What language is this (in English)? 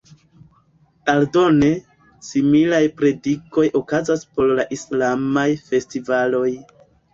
Esperanto